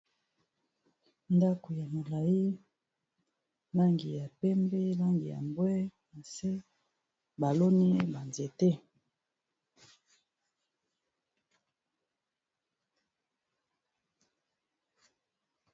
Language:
Lingala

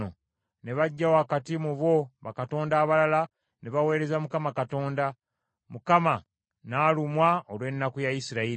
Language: Ganda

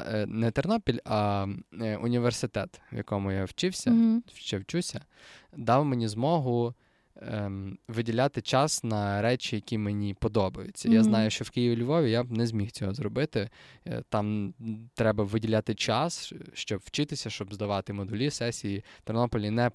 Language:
Ukrainian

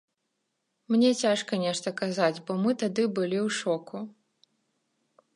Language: Belarusian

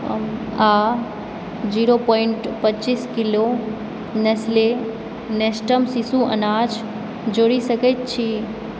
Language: Maithili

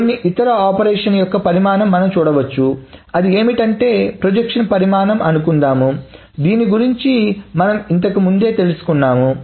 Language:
Telugu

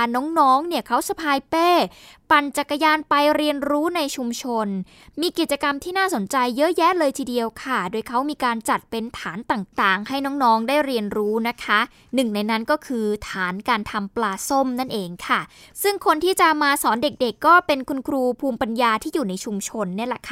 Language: Thai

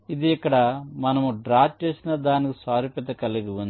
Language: Telugu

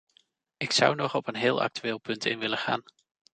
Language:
Dutch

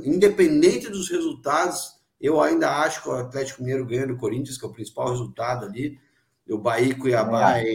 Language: Portuguese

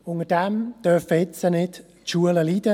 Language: Swiss German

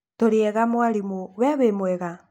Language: Kikuyu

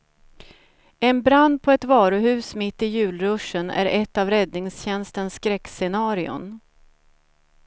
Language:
Swedish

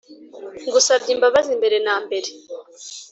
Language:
Kinyarwanda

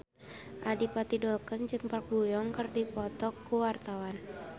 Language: Sundanese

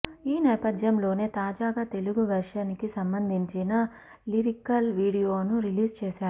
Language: Telugu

